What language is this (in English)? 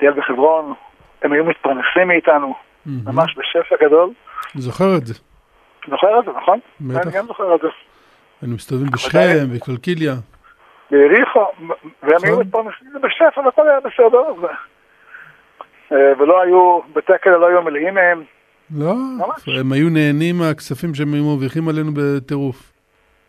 Hebrew